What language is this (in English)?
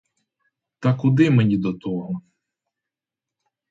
Ukrainian